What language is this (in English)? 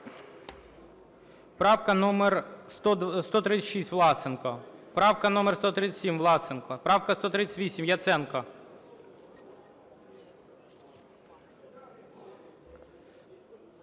Ukrainian